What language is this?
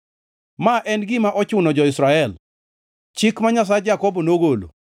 Luo (Kenya and Tanzania)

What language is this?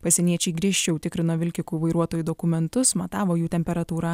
Lithuanian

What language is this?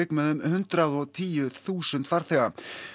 Icelandic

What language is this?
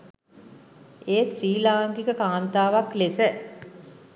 Sinhala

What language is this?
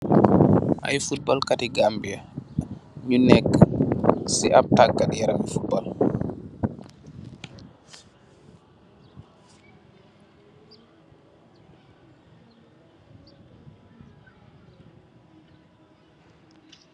Wolof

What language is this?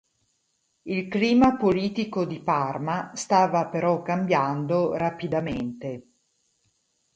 Italian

